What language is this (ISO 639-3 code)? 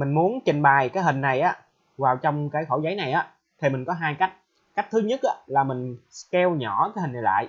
vie